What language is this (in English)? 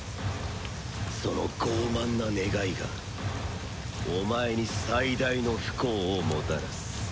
Japanese